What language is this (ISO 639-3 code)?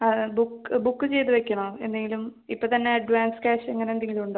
mal